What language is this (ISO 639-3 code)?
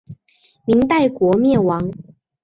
zho